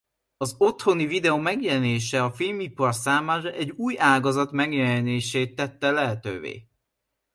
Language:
Hungarian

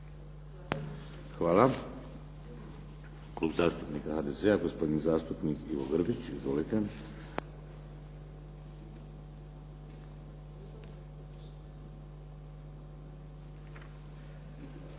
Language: Croatian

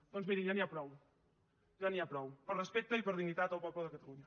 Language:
Catalan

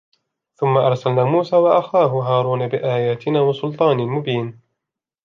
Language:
Arabic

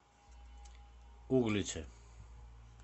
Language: Russian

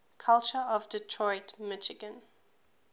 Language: English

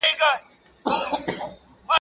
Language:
Pashto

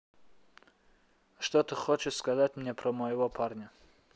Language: Russian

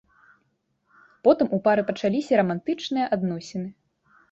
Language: Belarusian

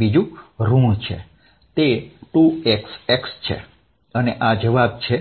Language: Gujarati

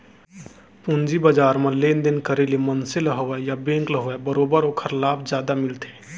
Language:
Chhattisgarhi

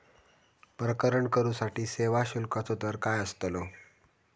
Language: Marathi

